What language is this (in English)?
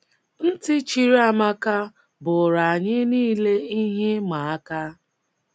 Igbo